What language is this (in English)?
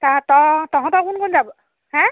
Assamese